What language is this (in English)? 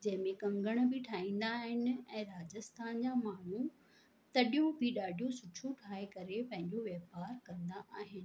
Sindhi